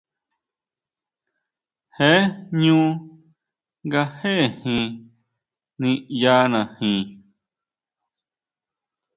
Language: Huautla Mazatec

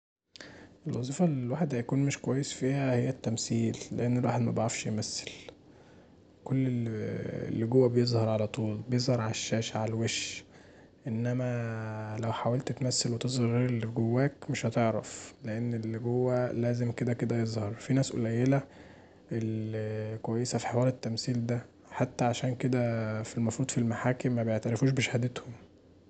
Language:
Egyptian Arabic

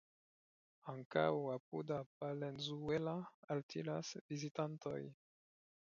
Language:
Esperanto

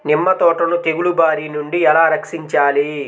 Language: Telugu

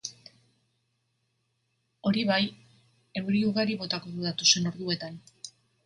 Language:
Basque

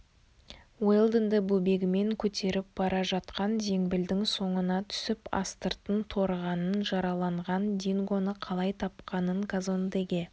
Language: Kazakh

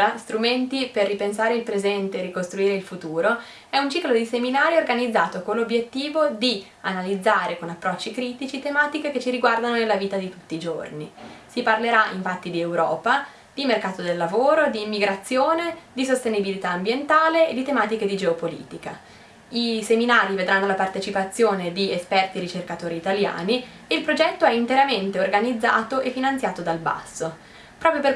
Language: Italian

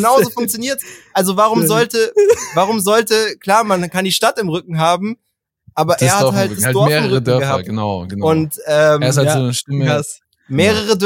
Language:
German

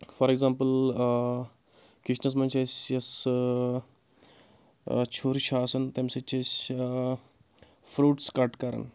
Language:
Kashmiri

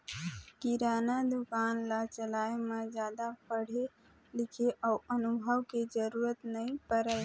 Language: Chhattisgarhi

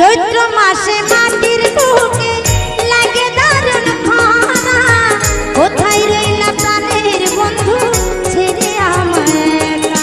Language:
Bangla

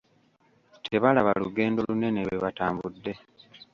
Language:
Ganda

